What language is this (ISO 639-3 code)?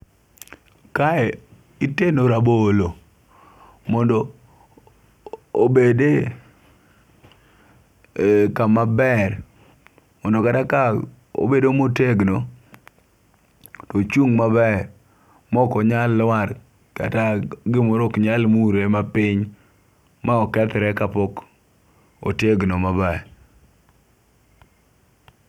luo